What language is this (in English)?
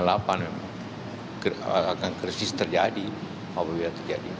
Indonesian